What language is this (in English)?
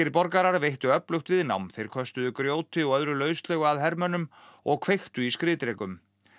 Icelandic